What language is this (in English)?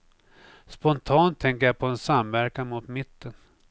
Swedish